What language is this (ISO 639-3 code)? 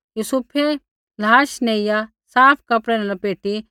kfx